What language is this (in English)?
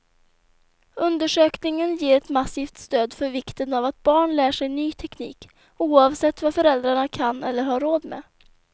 Swedish